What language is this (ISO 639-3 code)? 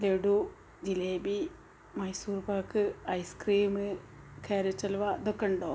mal